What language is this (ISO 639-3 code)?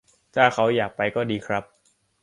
tha